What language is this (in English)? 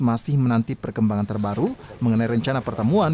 Indonesian